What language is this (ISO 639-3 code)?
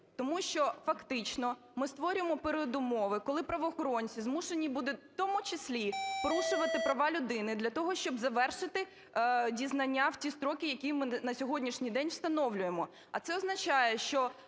ukr